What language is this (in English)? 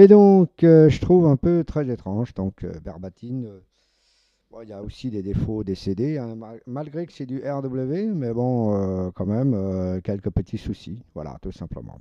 French